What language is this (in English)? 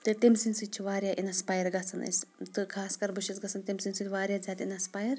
Kashmiri